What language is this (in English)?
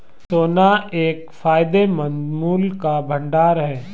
Hindi